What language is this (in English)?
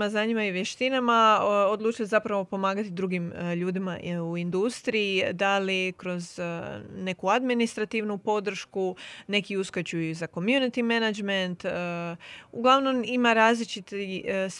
Croatian